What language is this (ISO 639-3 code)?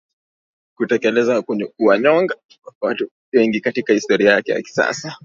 swa